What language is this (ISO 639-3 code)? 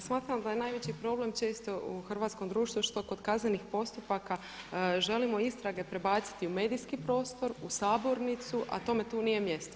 hrv